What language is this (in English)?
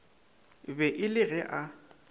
Northern Sotho